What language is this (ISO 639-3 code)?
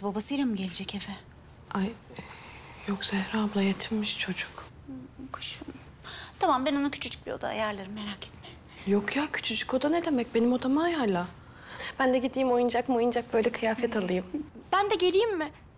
tur